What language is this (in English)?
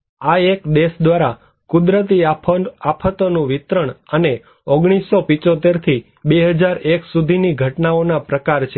Gujarati